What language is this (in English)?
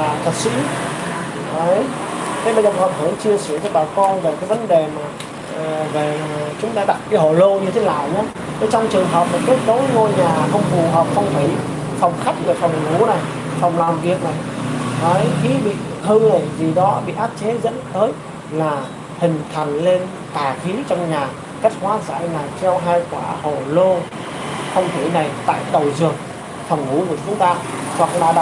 Vietnamese